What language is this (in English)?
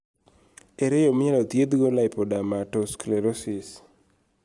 Luo (Kenya and Tanzania)